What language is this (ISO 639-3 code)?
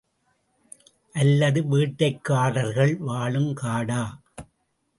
tam